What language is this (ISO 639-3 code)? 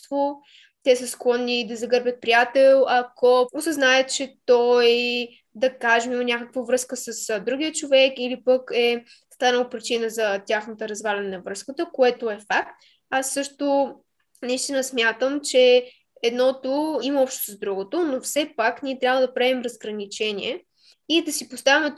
bul